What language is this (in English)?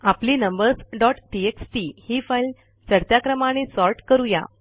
Marathi